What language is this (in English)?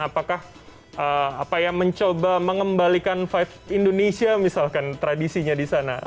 Indonesian